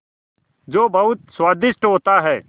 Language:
Hindi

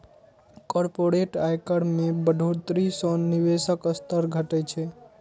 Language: Maithili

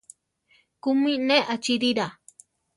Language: Central Tarahumara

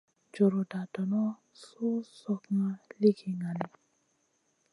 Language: Masana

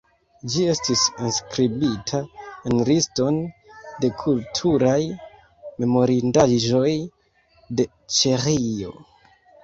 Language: Esperanto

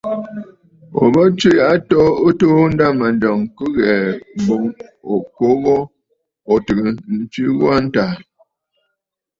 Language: Bafut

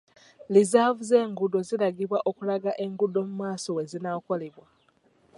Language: Ganda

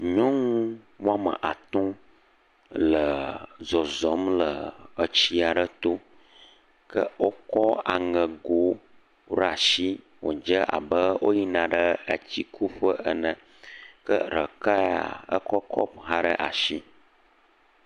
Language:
Ewe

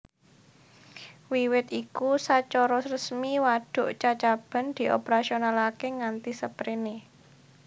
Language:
Javanese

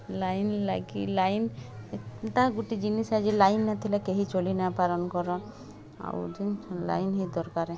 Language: Odia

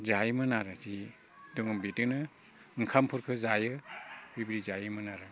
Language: Bodo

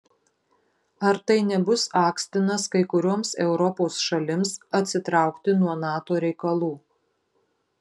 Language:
Lithuanian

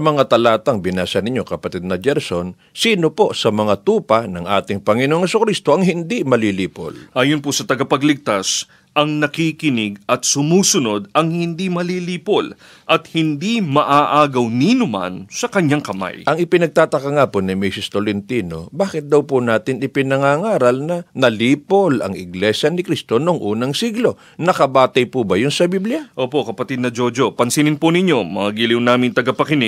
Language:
Filipino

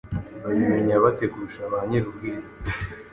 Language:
Kinyarwanda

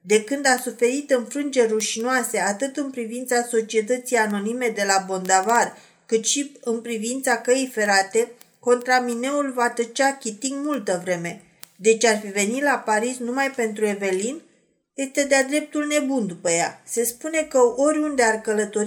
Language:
Romanian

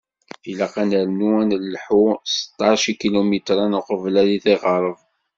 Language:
Kabyle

